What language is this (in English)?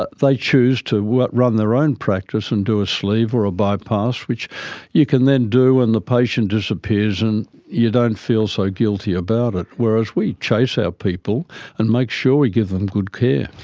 English